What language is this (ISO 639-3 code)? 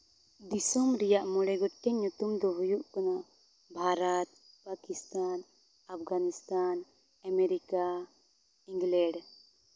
sat